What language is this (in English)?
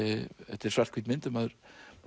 Icelandic